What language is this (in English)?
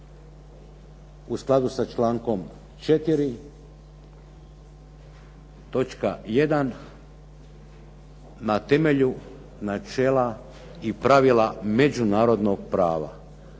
Croatian